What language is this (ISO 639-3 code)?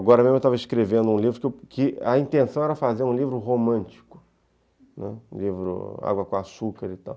por